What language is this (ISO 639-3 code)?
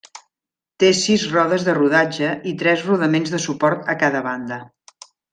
cat